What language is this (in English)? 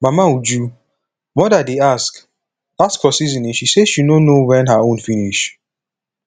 Nigerian Pidgin